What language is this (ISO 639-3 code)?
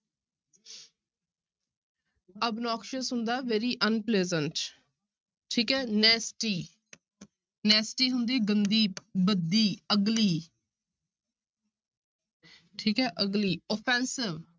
pan